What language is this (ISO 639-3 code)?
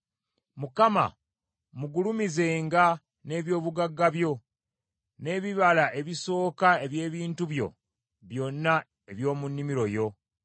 lug